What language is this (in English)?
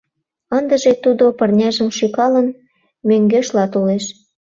Mari